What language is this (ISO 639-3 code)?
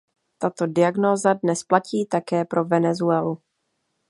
ces